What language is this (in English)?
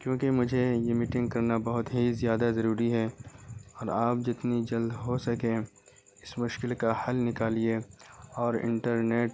Urdu